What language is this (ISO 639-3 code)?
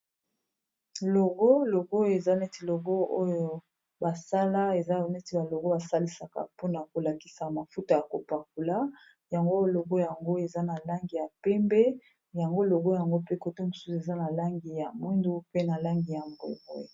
lin